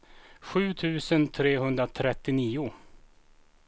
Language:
Swedish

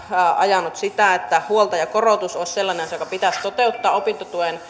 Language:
Finnish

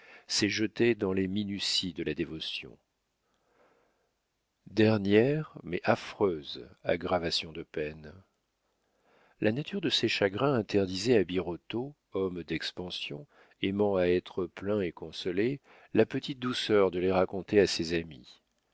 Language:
French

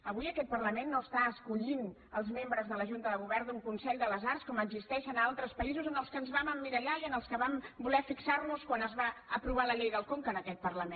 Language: Catalan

